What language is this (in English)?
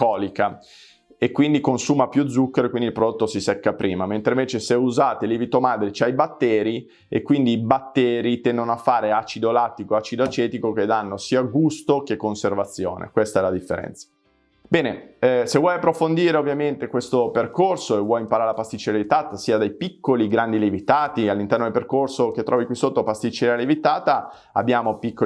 Italian